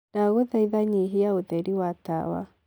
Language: Kikuyu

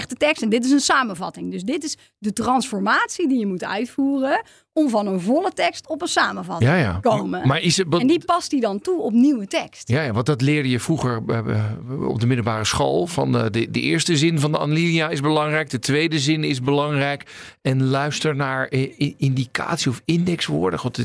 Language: Dutch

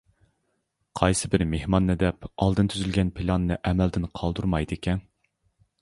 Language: Uyghur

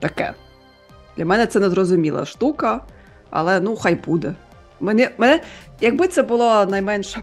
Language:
Ukrainian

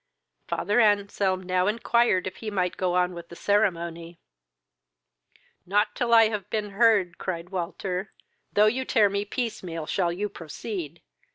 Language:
English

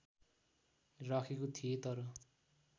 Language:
Nepali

